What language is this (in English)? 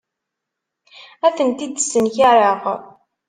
Kabyle